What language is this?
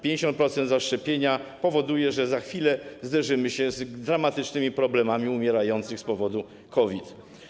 Polish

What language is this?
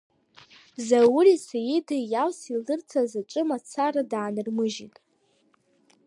Abkhazian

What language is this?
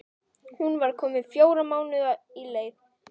Icelandic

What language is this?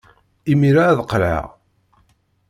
Kabyle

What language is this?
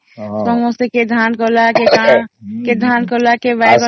Odia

